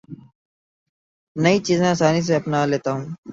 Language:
Urdu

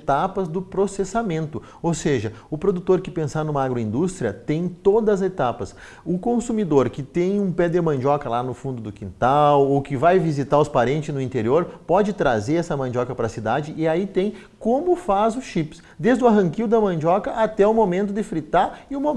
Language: Portuguese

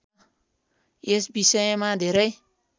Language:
Nepali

